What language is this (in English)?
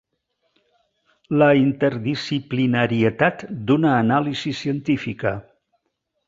Catalan